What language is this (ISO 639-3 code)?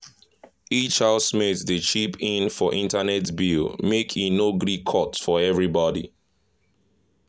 pcm